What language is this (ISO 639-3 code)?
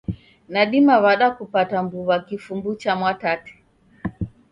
dav